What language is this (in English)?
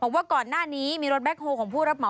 Thai